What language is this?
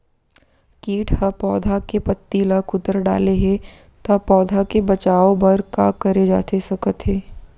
Chhattisgarhi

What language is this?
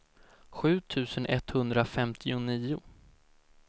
Swedish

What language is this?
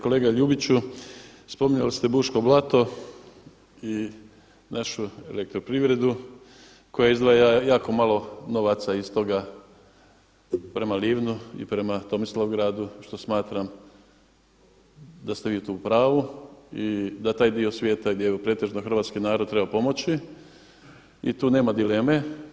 Croatian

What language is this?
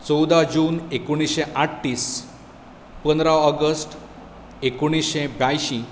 Konkani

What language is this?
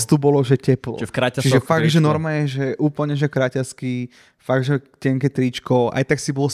Slovak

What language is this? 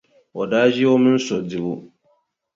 Dagbani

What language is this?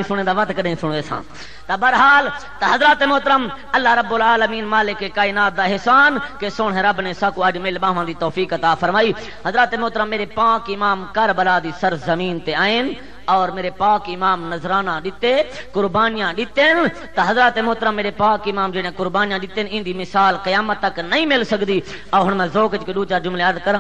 Hindi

